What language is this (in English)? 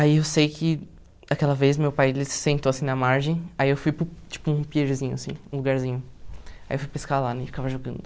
Portuguese